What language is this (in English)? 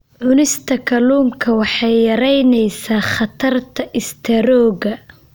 Somali